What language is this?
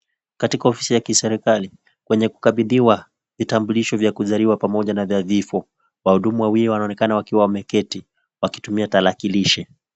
Swahili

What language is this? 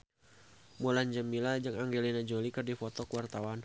Sundanese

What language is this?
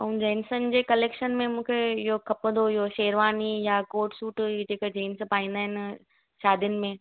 Sindhi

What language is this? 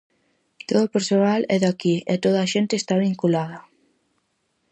Galician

